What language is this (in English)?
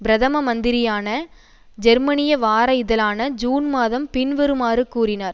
Tamil